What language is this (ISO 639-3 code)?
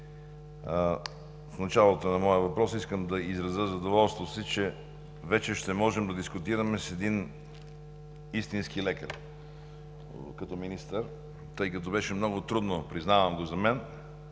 bul